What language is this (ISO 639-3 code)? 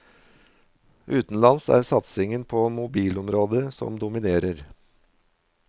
nor